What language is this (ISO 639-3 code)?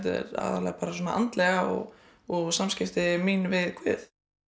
isl